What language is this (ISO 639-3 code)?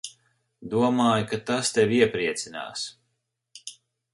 lav